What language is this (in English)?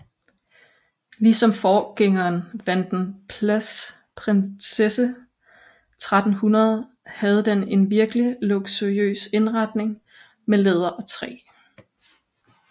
Danish